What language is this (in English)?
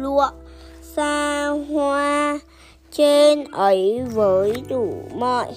Vietnamese